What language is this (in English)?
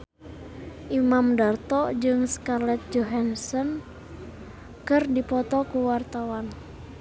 Sundanese